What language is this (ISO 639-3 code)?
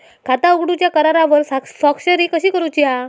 mar